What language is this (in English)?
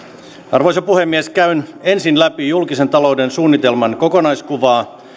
Finnish